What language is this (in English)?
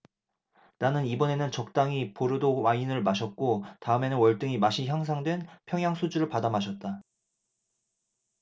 Korean